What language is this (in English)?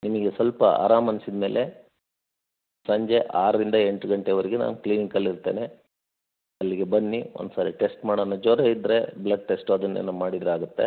Kannada